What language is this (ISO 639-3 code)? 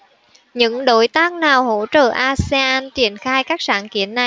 vie